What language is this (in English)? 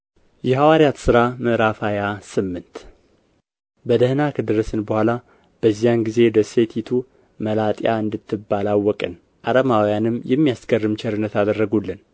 Amharic